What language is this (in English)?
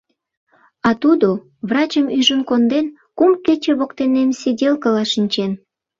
Mari